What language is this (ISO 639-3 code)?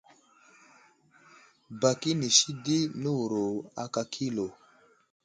udl